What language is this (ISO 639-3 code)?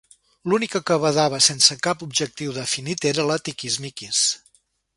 cat